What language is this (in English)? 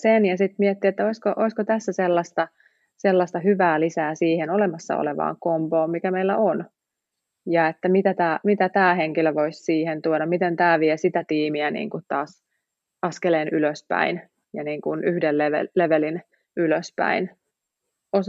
Finnish